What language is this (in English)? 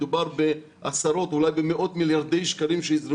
Hebrew